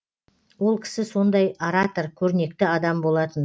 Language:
Kazakh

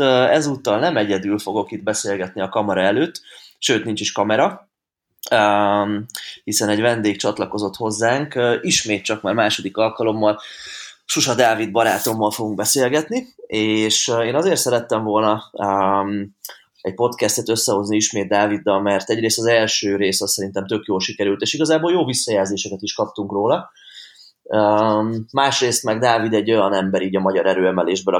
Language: Hungarian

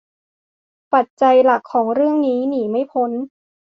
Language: Thai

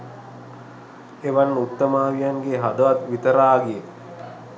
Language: Sinhala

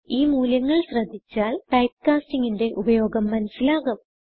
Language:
Malayalam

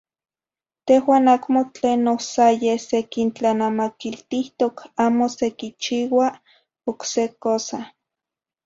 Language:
Zacatlán-Ahuacatlán-Tepetzintla Nahuatl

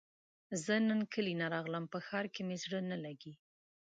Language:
Pashto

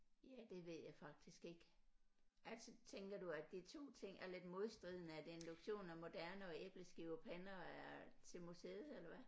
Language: Danish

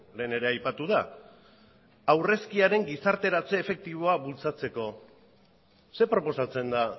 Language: Basque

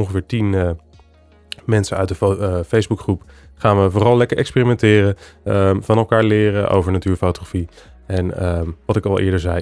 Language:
Dutch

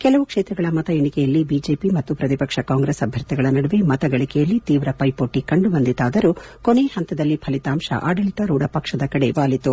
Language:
Kannada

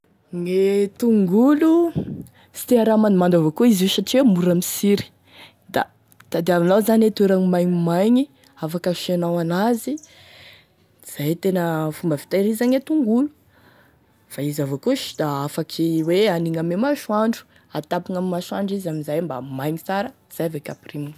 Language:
Tesaka Malagasy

